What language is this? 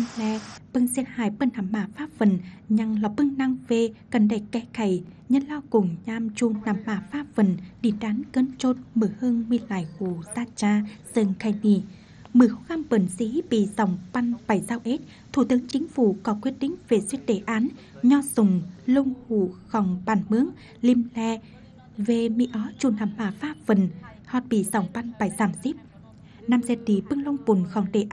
Vietnamese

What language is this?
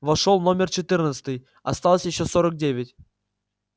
Russian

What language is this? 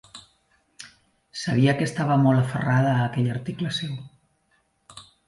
Catalan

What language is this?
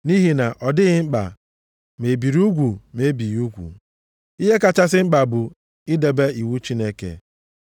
Igbo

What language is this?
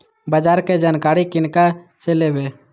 Maithili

